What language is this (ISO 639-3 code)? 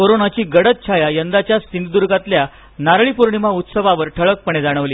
mar